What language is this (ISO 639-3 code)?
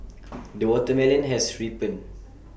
eng